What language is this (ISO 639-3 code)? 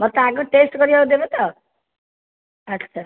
ori